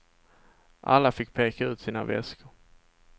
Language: Swedish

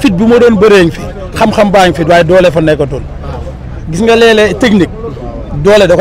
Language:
Arabic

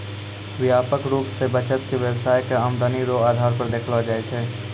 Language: Maithili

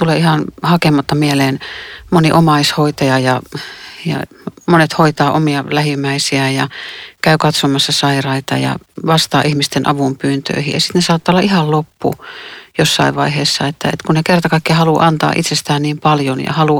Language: Finnish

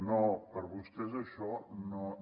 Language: Catalan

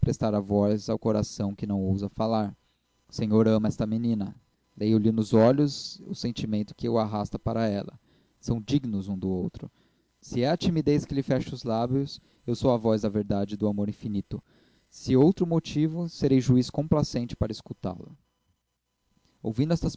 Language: Portuguese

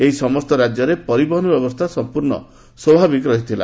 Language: Odia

